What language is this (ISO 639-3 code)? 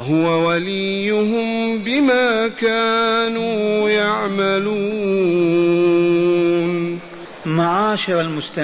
ara